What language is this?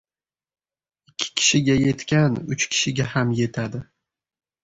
Uzbek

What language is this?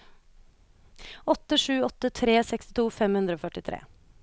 Norwegian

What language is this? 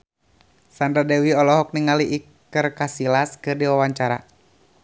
Sundanese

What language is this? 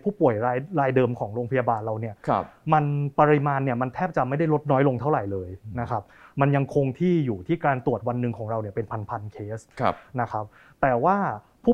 Thai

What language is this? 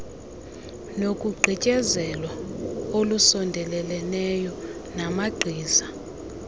Xhosa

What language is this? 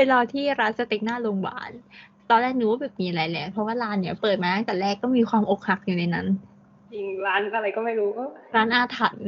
Thai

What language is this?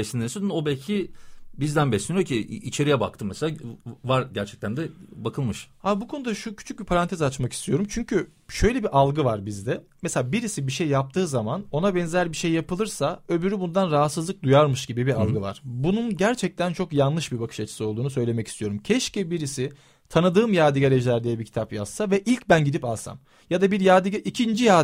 Turkish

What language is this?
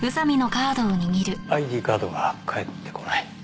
Japanese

